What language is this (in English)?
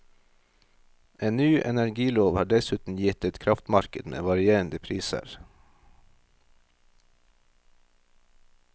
Norwegian